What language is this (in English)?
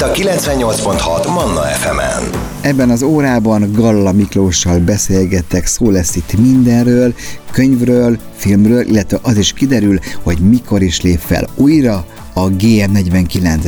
Hungarian